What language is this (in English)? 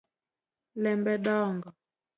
Luo (Kenya and Tanzania)